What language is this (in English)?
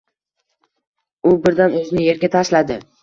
Uzbek